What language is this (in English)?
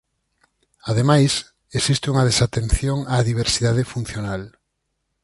Galician